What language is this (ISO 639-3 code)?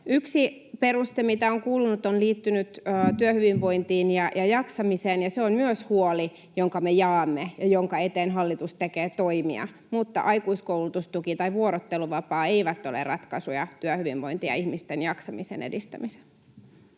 fin